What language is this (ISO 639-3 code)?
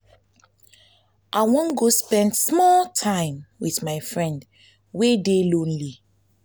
pcm